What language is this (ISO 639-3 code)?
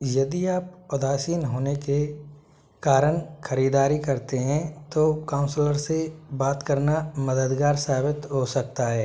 hin